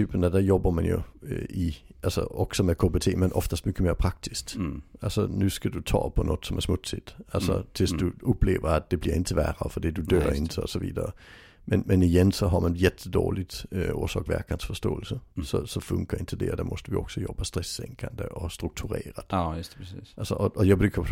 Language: Swedish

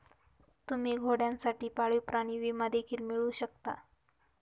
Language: Marathi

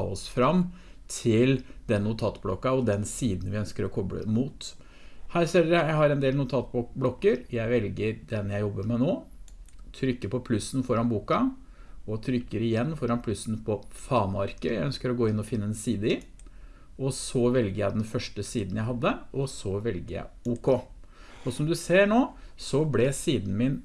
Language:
Norwegian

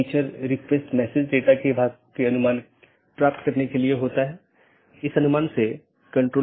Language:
Hindi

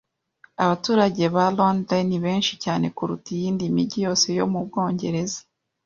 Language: Kinyarwanda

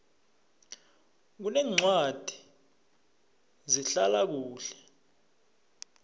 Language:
South Ndebele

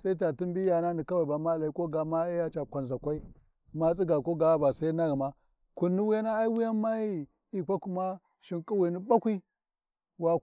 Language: Warji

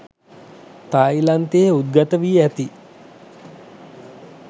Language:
Sinhala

